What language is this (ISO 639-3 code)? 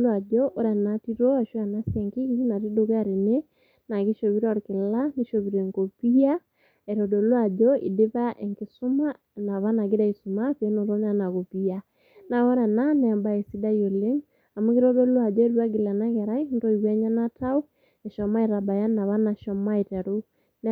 mas